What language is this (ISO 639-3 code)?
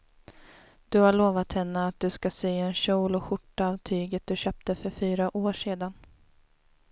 swe